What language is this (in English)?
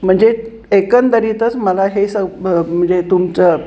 Marathi